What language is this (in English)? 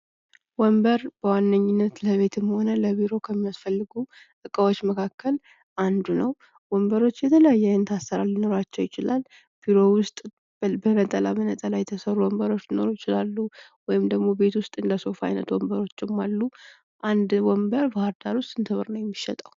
Amharic